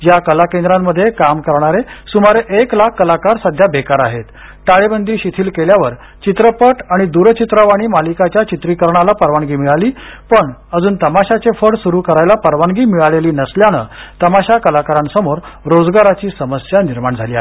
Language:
Marathi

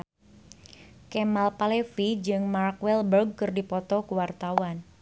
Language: Sundanese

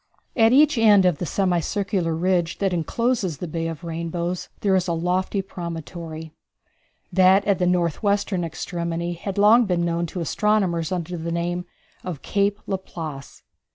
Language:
English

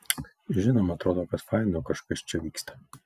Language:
Lithuanian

